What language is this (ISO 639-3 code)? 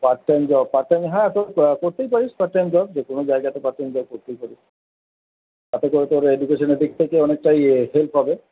ben